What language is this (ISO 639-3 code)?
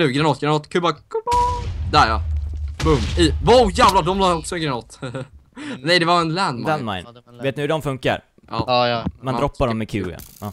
swe